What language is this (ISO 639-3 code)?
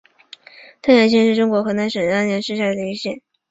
zho